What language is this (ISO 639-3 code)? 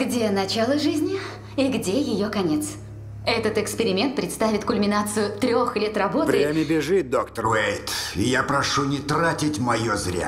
rus